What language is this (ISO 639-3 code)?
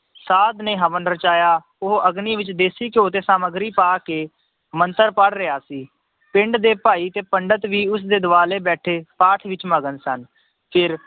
pan